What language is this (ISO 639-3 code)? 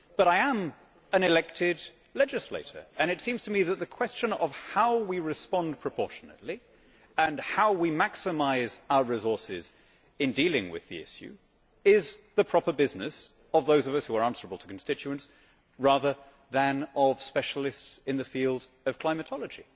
eng